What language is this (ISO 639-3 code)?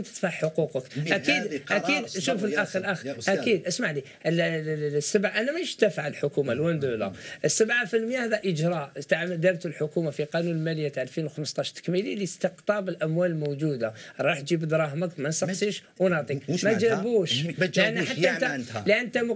ara